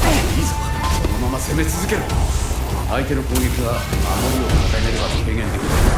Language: Japanese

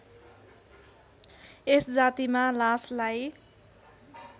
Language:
Nepali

